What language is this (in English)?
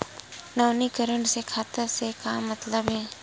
Chhattisgarhi